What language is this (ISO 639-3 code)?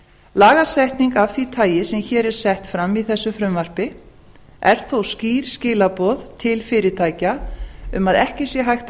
isl